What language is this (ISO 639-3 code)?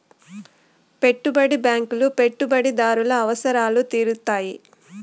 tel